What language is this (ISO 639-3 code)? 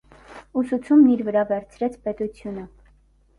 hye